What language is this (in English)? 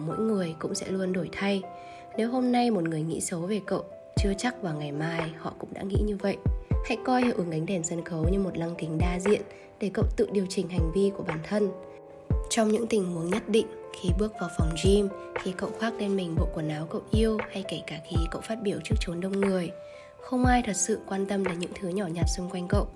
Vietnamese